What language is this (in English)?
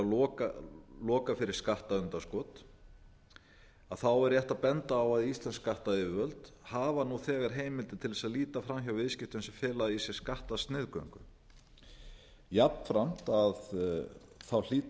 Icelandic